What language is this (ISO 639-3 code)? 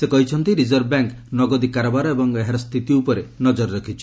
ori